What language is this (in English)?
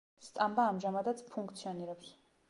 Georgian